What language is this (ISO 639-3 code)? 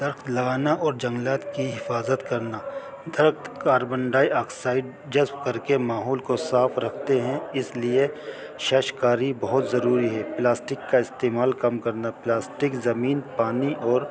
urd